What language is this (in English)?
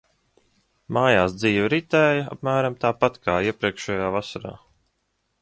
Latvian